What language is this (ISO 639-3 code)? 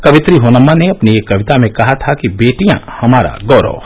hin